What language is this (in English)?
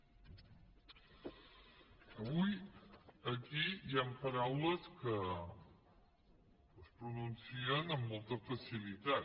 Catalan